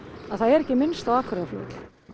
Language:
Icelandic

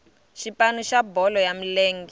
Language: Tsonga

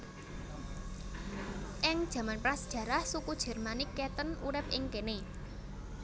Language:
Javanese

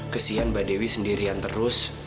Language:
Indonesian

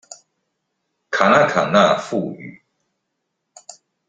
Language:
Chinese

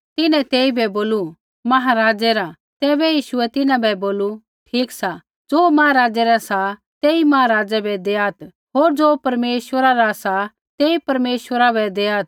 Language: Kullu Pahari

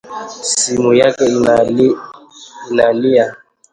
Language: Swahili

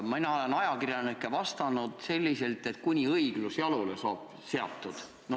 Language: Estonian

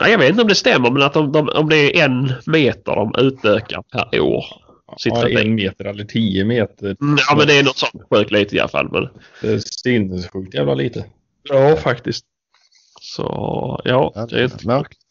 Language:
Swedish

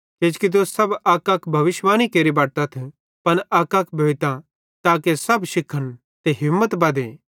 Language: Bhadrawahi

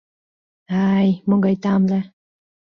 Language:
Mari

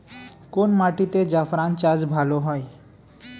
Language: Bangla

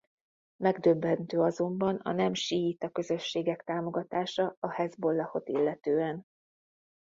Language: Hungarian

